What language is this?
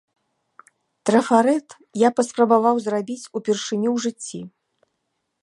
Belarusian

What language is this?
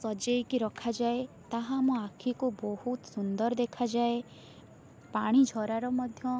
Odia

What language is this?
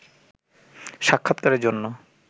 Bangla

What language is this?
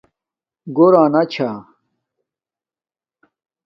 Domaaki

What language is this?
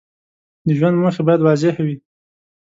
Pashto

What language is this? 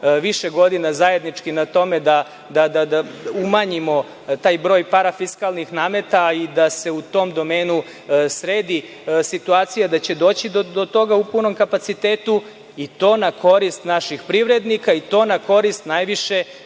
Serbian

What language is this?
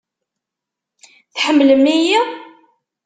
Kabyle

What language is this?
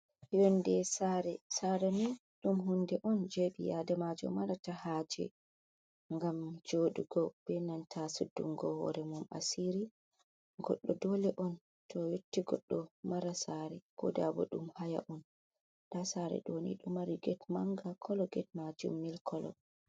Fula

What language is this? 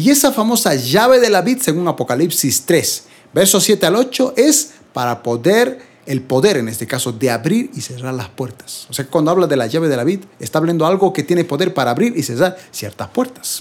Spanish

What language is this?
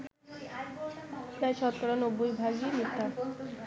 Bangla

